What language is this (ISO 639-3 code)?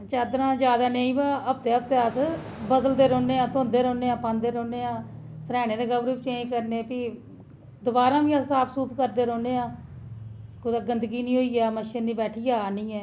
doi